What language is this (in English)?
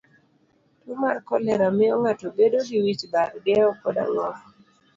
Luo (Kenya and Tanzania)